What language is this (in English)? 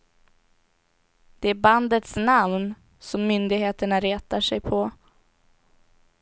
Swedish